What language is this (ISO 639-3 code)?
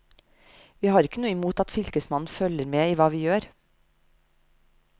nor